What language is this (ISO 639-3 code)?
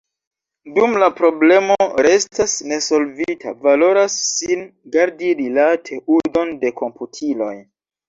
epo